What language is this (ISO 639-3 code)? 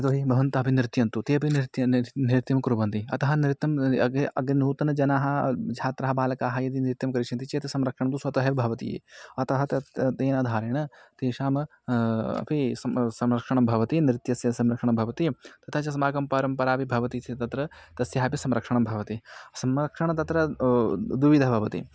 san